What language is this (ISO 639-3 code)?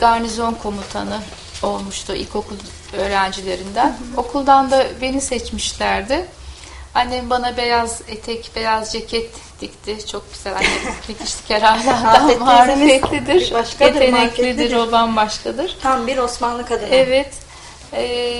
tur